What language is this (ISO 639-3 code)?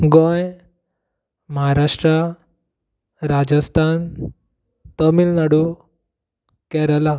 kok